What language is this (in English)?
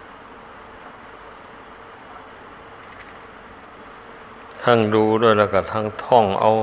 Thai